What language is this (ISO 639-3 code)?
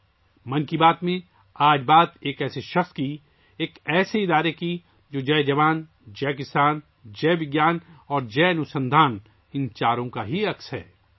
urd